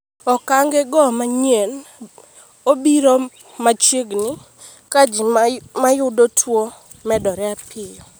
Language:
Luo (Kenya and Tanzania)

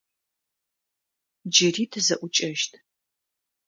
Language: Adyghe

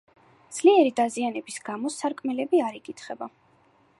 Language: Georgian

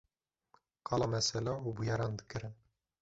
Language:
Kurdish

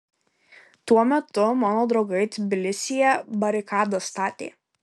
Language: Lithuanian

